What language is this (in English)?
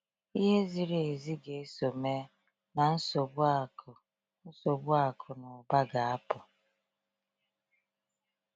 Igbo